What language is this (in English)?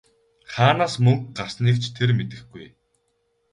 Mongolian